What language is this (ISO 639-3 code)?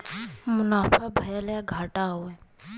bho